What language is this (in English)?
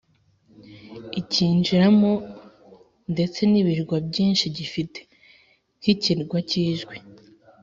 Kinyarwanda